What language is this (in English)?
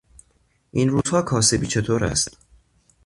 Persian